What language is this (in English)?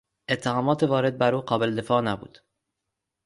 Persian